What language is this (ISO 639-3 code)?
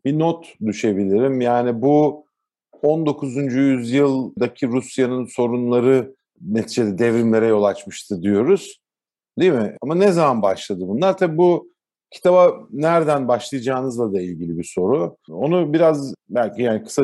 tur